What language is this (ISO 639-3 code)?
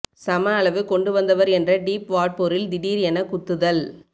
tam